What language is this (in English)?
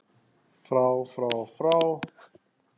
Icelandic